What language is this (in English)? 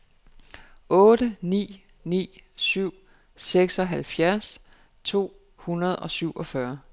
Danish